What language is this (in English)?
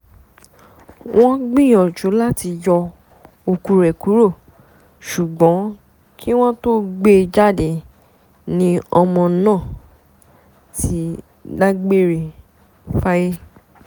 Yoruba